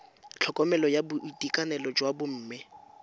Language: Tswana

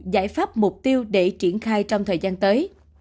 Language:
Vietnamese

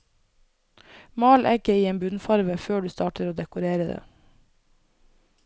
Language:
Norwegian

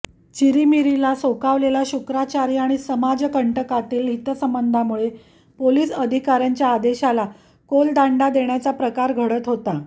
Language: Marathi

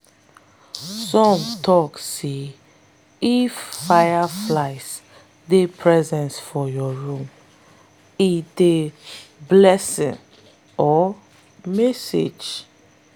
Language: Nigerian Pidgin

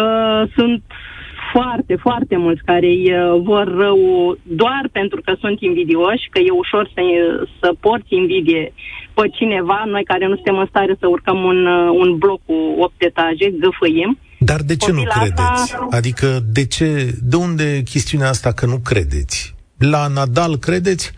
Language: Romanian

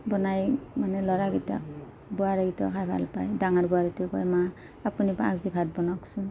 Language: Assamese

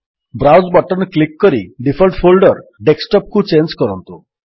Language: Odia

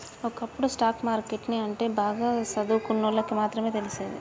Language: Telugu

